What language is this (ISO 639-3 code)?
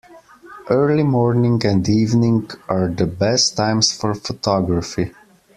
eng